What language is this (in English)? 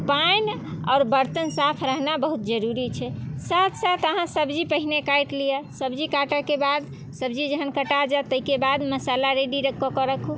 Maithili